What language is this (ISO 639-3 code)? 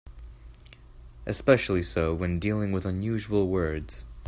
eng